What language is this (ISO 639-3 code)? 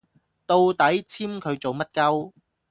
yue